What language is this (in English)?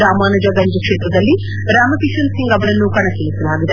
Kannada